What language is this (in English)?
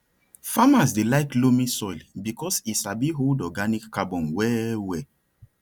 Nigerian Pidgin